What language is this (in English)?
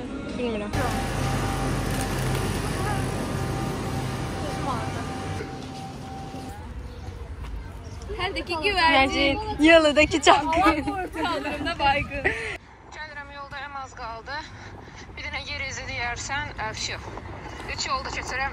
Turkish